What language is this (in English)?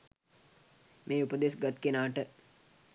Sinhala